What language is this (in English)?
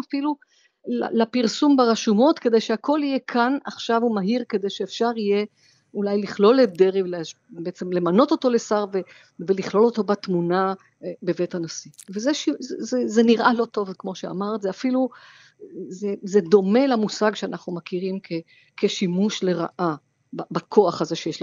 Hebrew